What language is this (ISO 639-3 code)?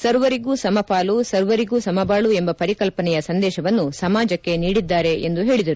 kan